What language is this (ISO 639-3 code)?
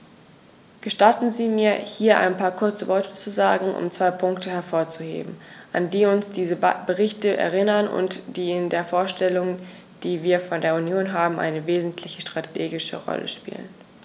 deu